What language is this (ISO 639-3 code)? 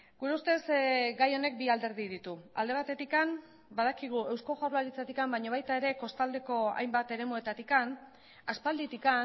eus